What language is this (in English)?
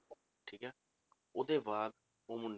Punjabi